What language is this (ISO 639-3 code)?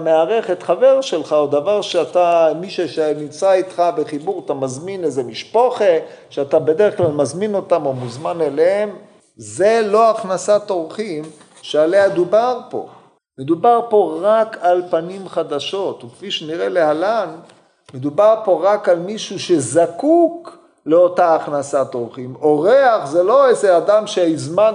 heb